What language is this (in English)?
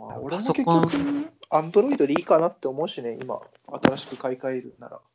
Japanese